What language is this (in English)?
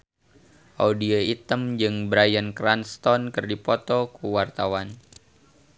Sundanese